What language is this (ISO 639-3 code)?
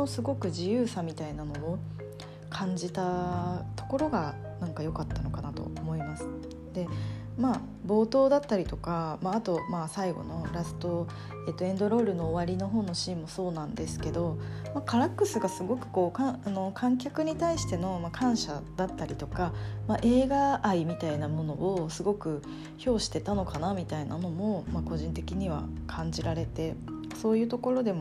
jpn